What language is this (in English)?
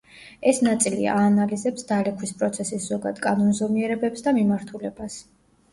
Georgian